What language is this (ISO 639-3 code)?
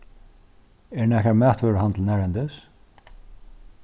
fao